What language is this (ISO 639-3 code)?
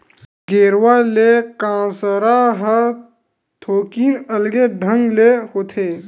hne